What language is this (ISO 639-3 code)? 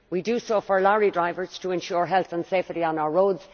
eng